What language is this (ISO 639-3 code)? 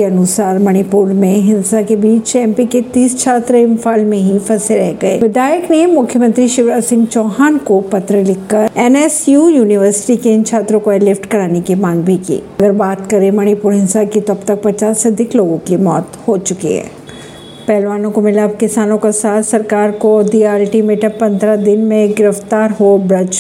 hin